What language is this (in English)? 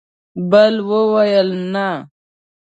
Pashto